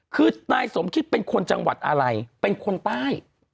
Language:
Thai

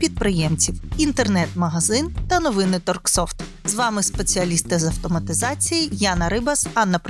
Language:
Ukrainian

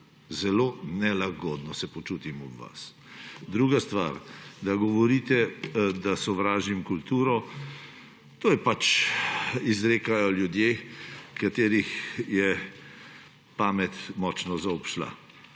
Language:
Slovenian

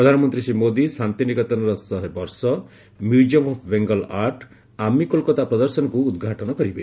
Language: Odia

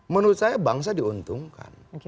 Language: Indonesian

